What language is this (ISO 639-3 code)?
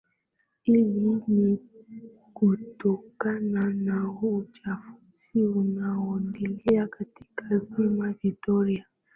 swa